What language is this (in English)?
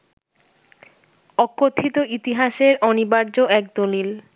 Bangla